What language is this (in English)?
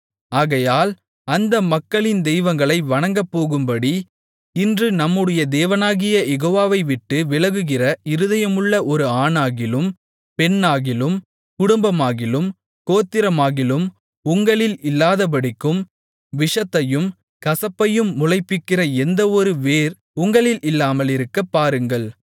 Tamil